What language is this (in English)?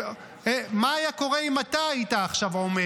Hebrew